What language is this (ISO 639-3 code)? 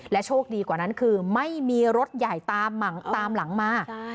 tha